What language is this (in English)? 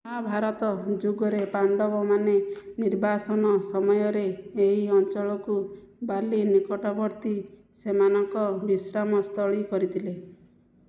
Odia